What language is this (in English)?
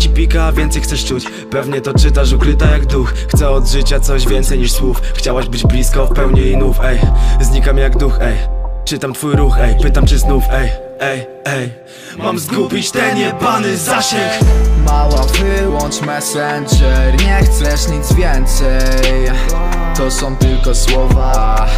Polish